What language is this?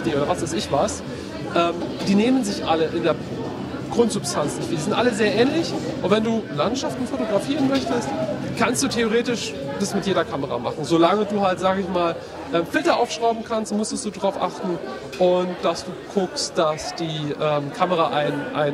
German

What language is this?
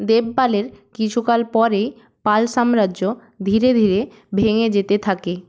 Bangla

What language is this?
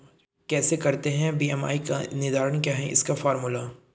Hindi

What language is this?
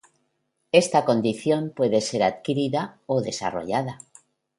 Spanish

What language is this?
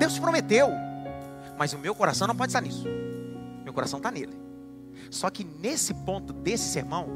Portuguese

